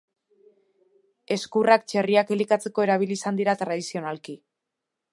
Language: Basque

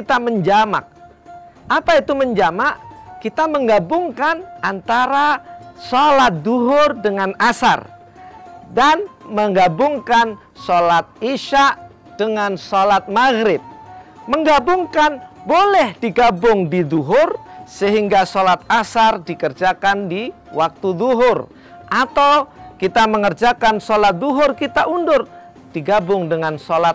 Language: Indonesian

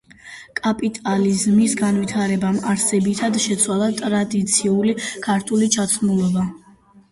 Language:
Georgian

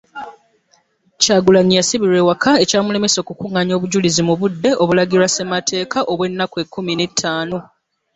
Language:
Ganda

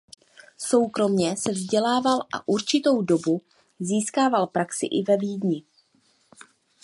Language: Czech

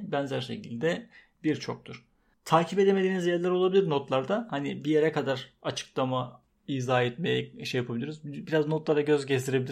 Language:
Turkish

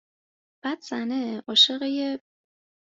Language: Persian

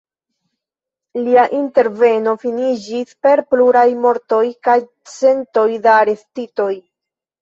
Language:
Esperanto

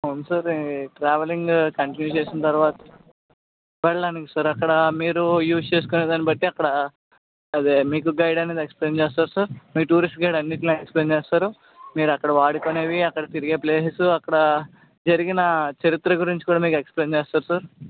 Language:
Telugu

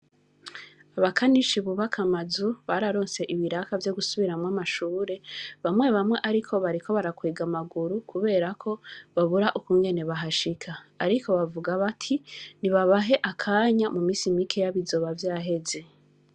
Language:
Rundi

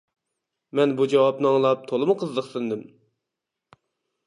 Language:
Uyghur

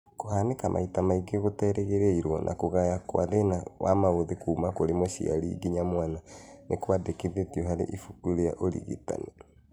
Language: Kikuyu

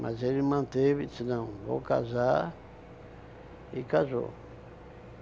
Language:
Portuguese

